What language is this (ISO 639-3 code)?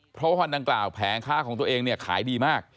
tha